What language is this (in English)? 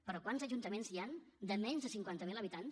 Catalan